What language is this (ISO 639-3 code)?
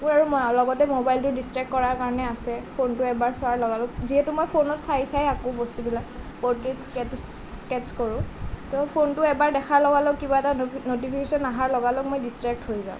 asm